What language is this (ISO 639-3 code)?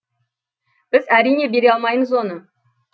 kaz